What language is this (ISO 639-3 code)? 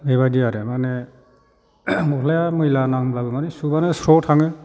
brx